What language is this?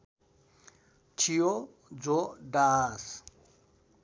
Nepali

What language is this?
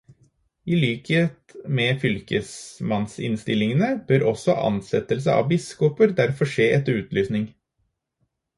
Norwegian Bokmål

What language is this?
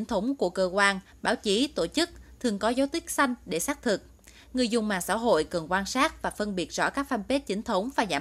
Vietnamese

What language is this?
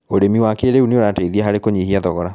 Kikuyu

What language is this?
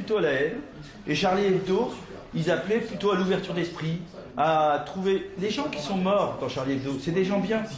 French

